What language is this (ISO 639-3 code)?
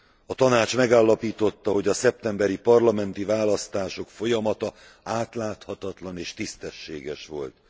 hun